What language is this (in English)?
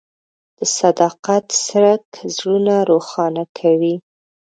Pashto